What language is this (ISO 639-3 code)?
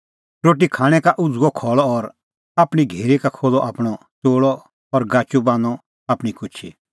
kfx